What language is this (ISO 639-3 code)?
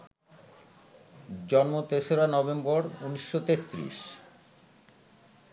ben